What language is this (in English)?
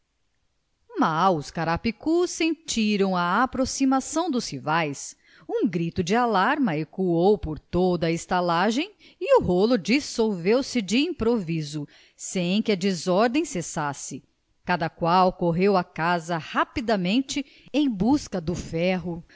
Portuguese